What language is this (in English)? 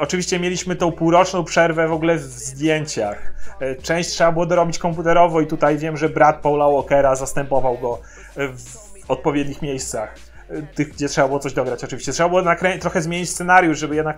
Polish